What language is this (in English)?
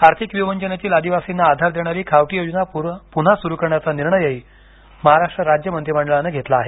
Marathi